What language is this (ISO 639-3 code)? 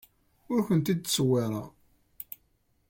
kab